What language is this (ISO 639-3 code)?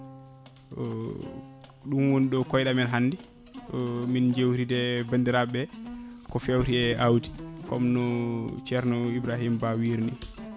ful